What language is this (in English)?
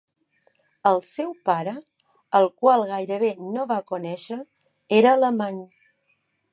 Catalan